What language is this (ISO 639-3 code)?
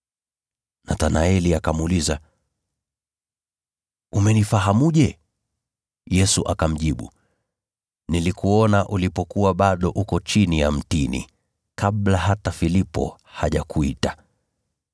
swa